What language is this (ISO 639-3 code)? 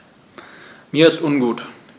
deu